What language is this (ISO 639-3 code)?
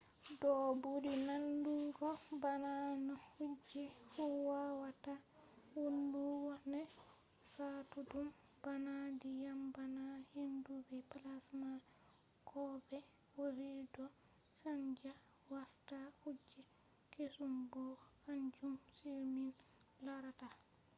ful